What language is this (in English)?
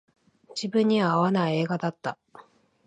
Japanese